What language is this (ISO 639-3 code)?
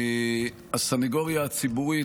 heb